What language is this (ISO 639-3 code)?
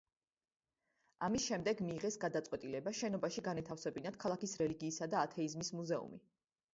kat